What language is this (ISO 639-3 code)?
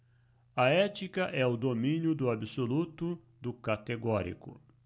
por